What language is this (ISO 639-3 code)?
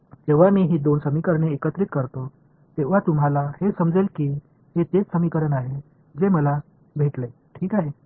mar